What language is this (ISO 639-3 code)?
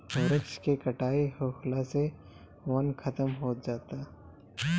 bho